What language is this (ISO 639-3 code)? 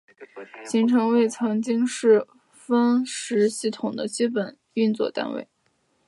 zho